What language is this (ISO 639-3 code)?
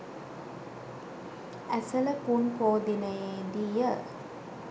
sin